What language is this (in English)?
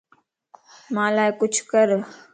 Lasi